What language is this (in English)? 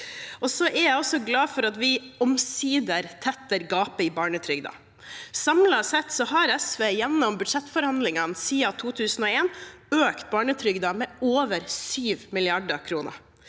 Norwegian